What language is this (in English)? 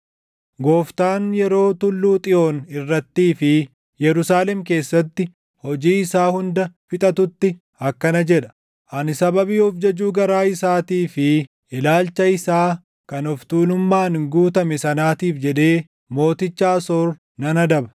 Oromo